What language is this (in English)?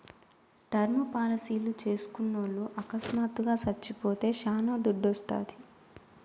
Telugu